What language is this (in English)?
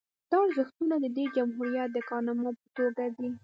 Pashto